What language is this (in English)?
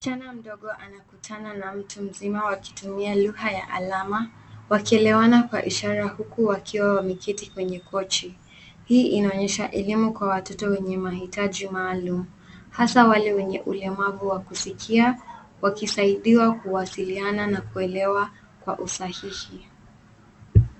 Swahili